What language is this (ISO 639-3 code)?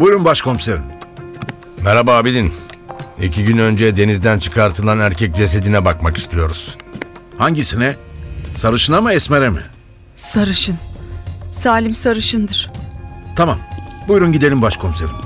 tur